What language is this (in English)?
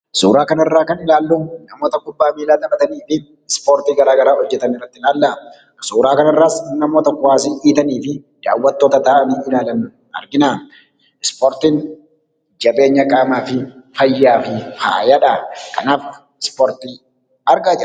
Oromo